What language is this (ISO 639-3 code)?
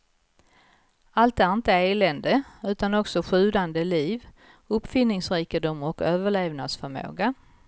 swe